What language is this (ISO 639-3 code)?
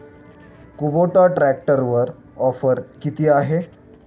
mar